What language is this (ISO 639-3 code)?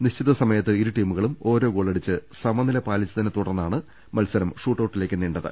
mal